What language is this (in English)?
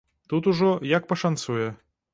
Belarusian